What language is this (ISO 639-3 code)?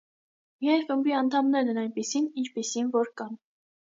hye